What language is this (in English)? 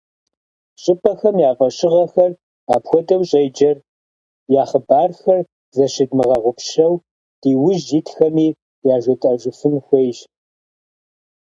Kabardian